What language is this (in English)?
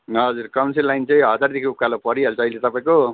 Nepali